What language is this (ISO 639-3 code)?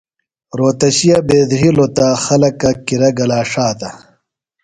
phl